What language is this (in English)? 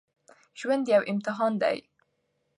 Pashto